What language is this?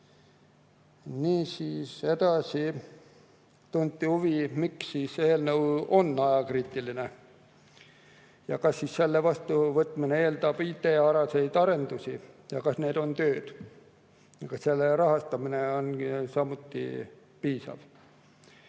Estonian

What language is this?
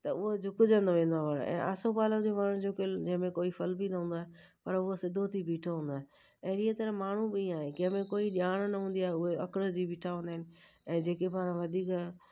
Sindhi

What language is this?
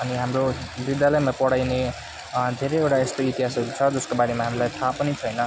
Nepali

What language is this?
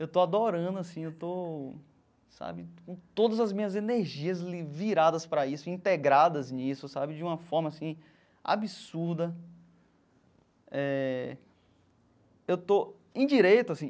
Portuguese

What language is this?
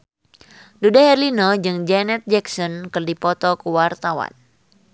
Sundanese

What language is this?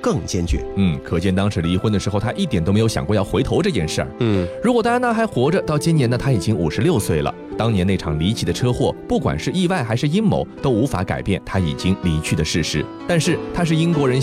Chinese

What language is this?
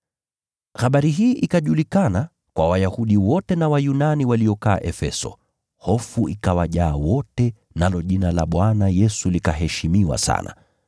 Swahili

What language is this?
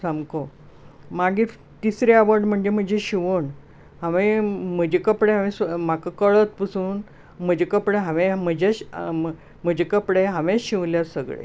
Konkani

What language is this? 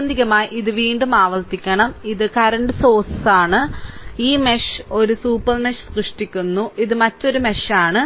Malayalam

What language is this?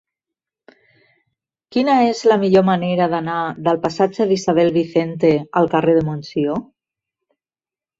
Catalan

